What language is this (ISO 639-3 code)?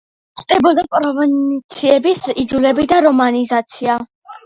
kat